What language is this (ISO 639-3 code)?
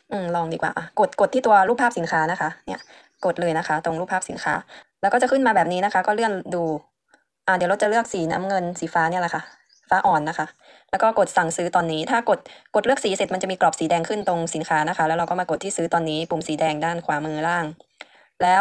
tha